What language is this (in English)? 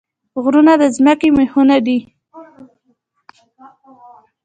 Pashto